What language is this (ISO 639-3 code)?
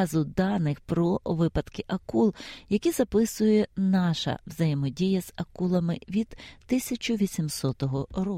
ukr